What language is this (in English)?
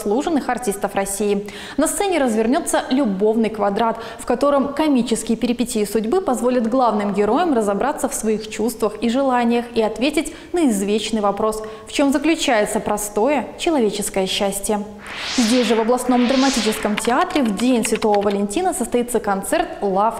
Russian